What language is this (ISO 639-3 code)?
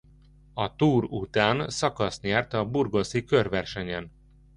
hun